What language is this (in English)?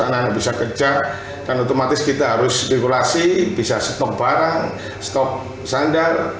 Indonesian